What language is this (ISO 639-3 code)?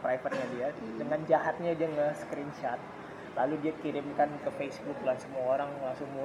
ind